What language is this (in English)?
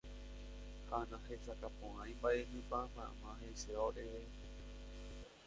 Guarani